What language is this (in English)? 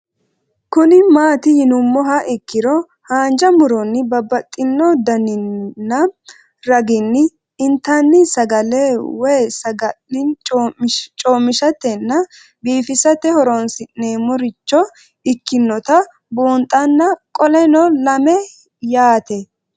Sidamo